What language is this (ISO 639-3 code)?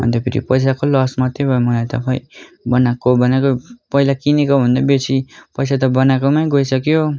nep